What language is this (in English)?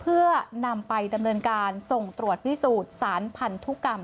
Thai